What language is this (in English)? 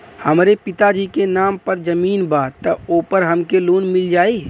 Bhojpuri